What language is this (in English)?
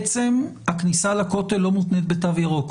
Hebrew